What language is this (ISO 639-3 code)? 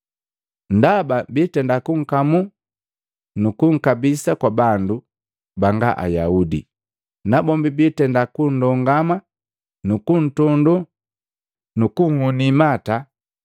mgv